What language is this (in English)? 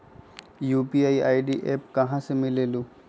Magahi